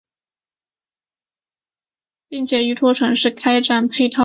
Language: Chinese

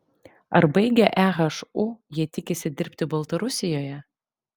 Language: Lithuanian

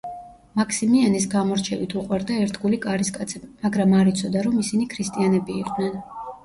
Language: Georgian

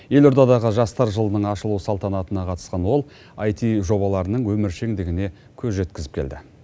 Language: Kazakh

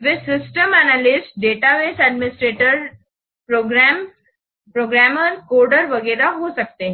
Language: Hindi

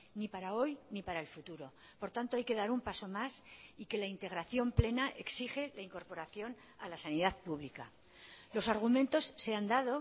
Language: Spanish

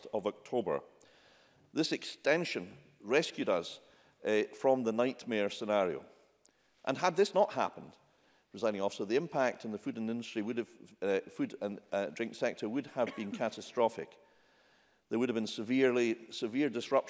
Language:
English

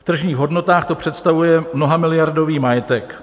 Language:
Czech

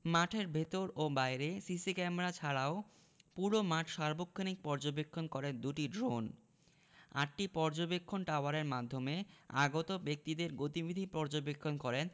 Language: Bangla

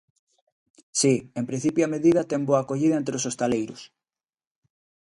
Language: Galician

